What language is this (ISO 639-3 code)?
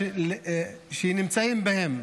heb